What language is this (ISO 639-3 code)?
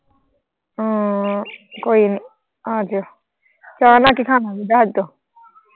pan